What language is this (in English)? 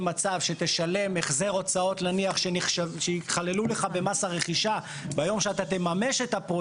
Hebrew